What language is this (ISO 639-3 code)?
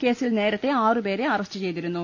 mal